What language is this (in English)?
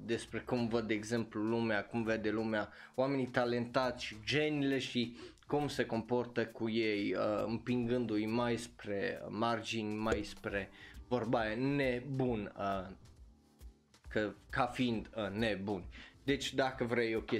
Romanian